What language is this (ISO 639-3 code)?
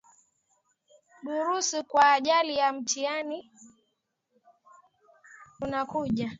swa